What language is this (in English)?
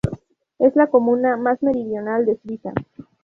Spanish